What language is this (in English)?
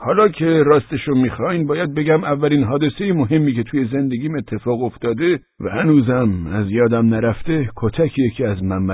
Persian